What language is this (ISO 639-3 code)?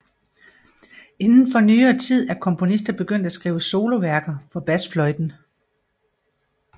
dan